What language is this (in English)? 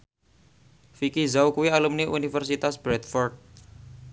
Javanese